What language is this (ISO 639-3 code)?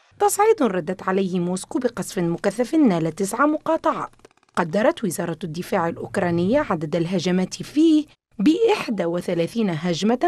ara